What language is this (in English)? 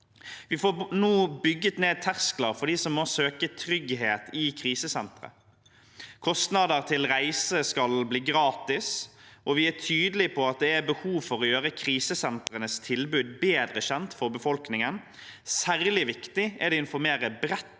Norwegian